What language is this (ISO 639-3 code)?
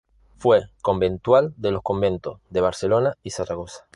spa